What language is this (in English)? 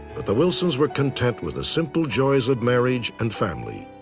English